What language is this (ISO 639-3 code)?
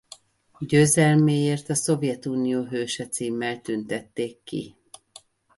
hun